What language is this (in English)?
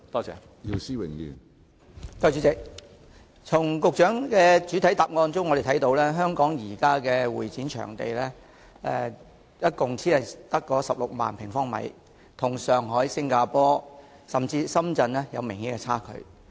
Cantonese